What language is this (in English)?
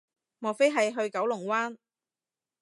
Cantonese